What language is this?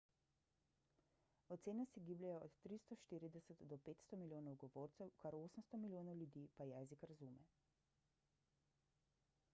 Slovenian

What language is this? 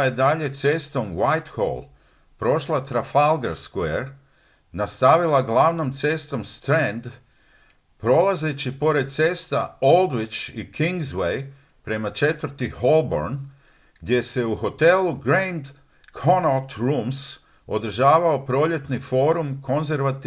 Croatian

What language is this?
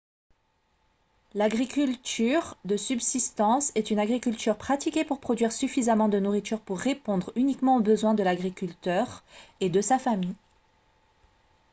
French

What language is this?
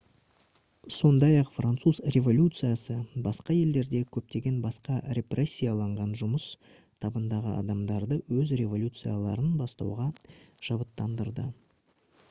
Kazakh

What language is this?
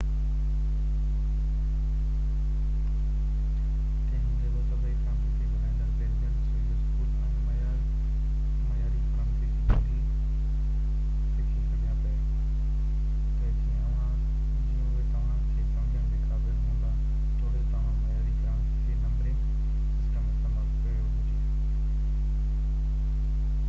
Sindhi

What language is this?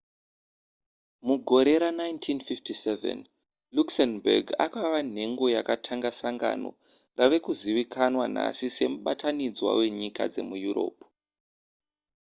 Shona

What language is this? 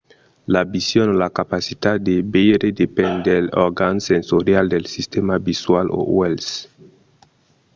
Occitan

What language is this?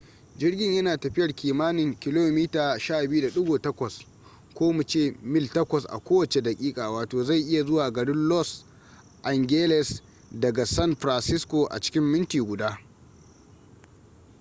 Hausa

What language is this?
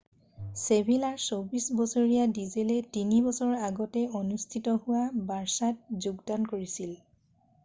Assamese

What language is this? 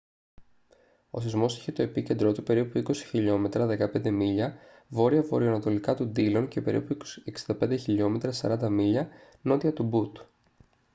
Greek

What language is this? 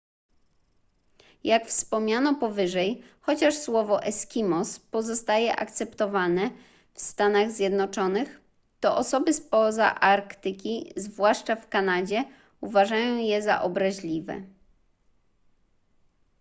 Polish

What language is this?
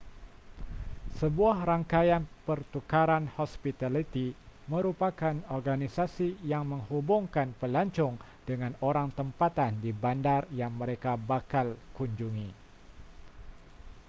Malay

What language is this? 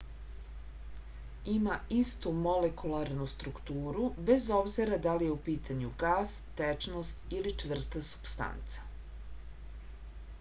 Serbian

